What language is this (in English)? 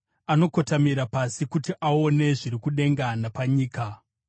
Shona